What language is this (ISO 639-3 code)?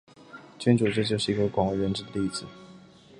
zho